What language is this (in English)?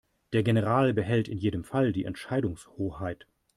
German